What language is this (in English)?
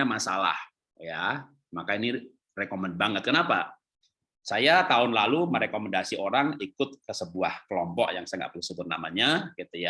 Indonesian